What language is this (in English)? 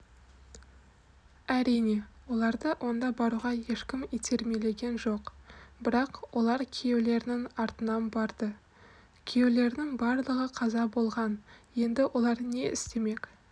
Kazakh